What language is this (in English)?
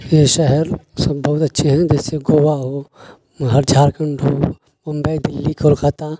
Urdu